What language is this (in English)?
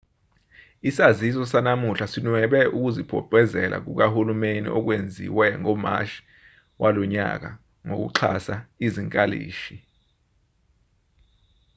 Zulu